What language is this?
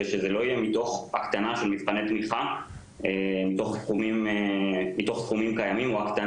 Hebrew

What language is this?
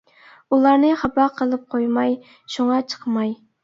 Uyghur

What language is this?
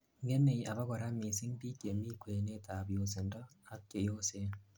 Kalenjin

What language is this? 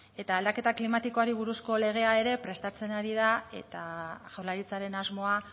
Basque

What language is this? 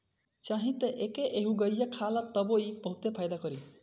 Bhojpuri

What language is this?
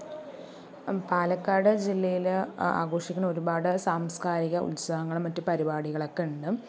Malayalam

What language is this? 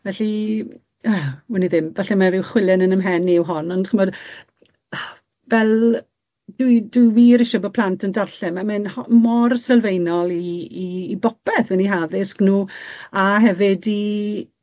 Welsh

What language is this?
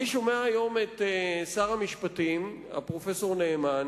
Hebrew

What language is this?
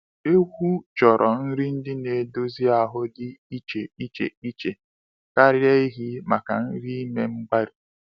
Igbo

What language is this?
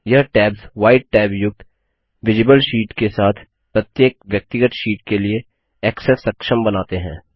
Hindi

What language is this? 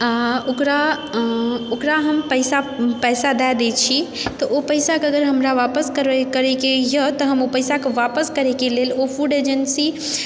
Maithili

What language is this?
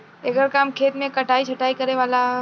Bhojpuri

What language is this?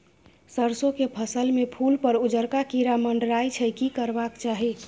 Maithili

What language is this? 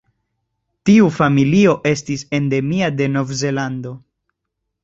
Esperanto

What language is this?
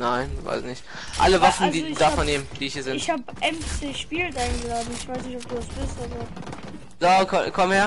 German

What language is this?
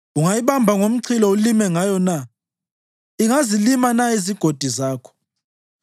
North Ndebele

